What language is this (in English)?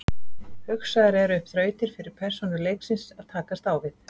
Icelandic